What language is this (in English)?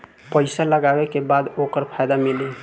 Bhojpuri